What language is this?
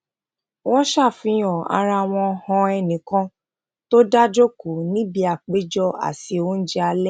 Yoruba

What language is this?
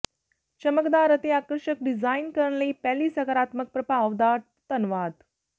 Punjabi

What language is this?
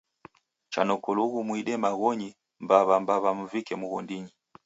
Taita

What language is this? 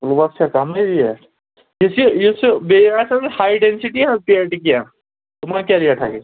Kashmiri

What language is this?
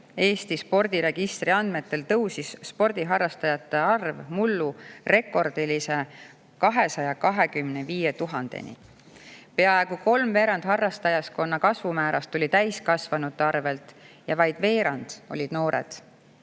Estonian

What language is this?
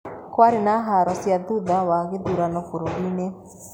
Kikuyu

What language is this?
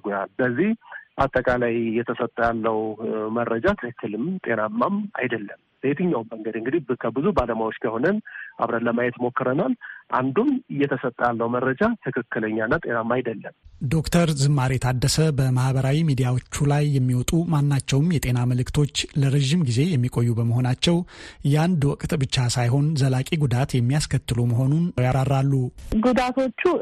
Amharic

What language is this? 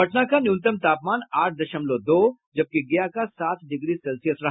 Hindi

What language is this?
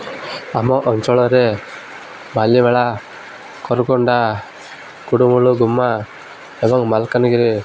Odia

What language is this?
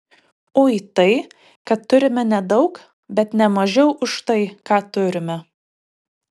Lithuanian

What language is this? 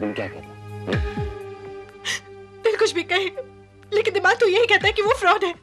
Hindi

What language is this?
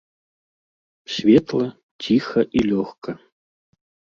Belarusian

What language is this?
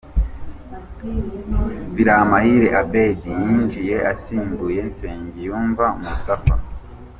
Kinyarwanda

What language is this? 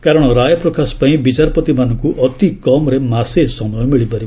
Odia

